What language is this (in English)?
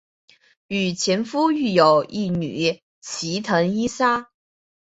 Chinese